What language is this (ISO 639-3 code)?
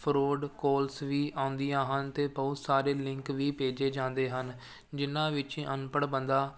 pan